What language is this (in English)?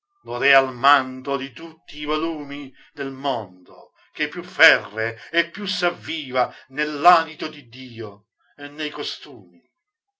Italian